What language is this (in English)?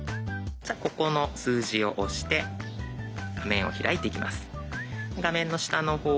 Japanese